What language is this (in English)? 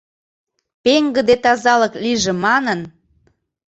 Mari